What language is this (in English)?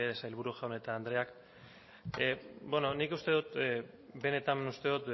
Basque